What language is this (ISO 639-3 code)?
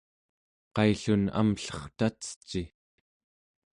esu